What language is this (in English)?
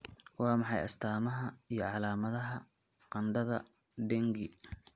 Somali